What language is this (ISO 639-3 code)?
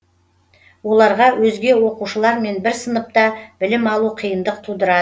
kaz